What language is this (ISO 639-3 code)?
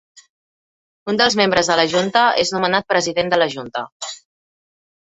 cat